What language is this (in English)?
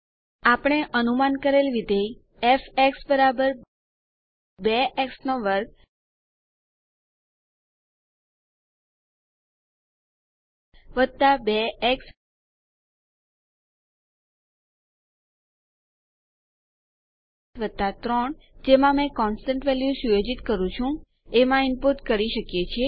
Gujarati